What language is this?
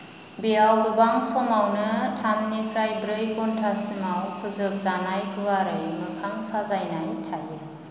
Bodo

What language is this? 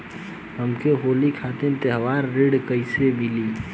Bhojpuri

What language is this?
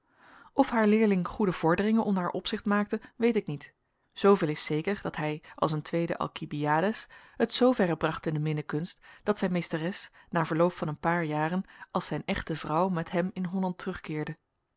Dutch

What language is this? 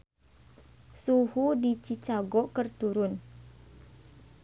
Sundanese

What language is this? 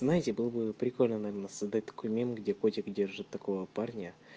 Russian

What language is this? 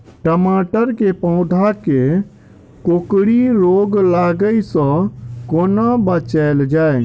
Maithili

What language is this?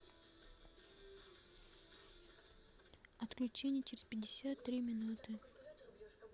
Russian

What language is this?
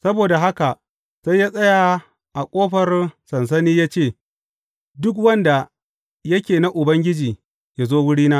Hausa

